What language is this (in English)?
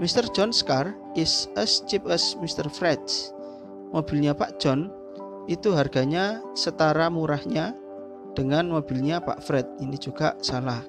Indonesian